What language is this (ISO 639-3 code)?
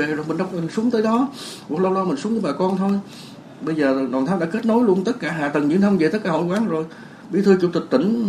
vie